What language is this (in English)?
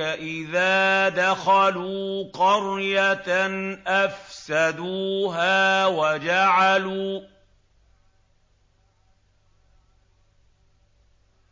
Arabic